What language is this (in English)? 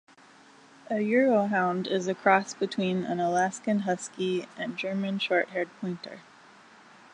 English